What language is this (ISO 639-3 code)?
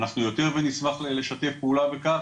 heb